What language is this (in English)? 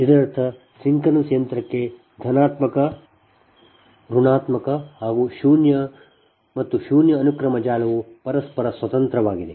Kannada